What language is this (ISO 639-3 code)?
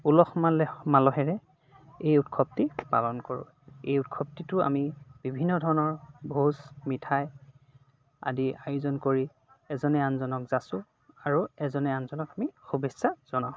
asm